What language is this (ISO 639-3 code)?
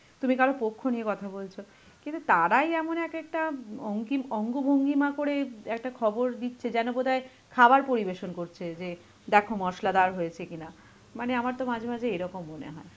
ben